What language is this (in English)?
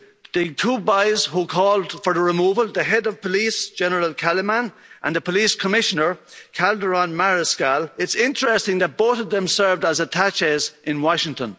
English